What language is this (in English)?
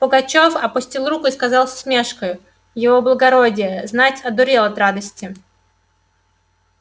Russian